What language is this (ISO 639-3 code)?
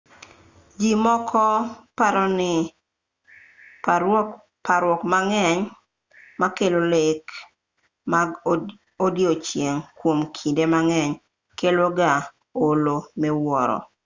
luo